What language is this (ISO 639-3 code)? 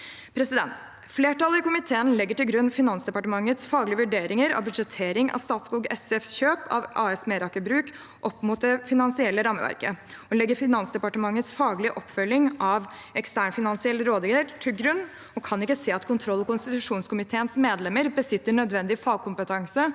nor